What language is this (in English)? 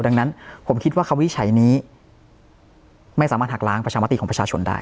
Thai